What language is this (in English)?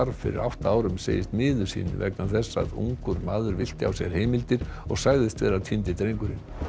Icelandic